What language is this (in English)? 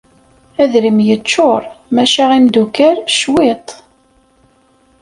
Kabyle